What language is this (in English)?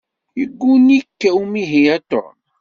Kabyle